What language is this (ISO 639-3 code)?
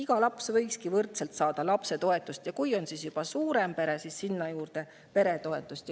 est